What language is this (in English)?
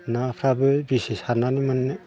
Bodo